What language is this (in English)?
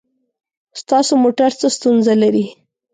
Pashto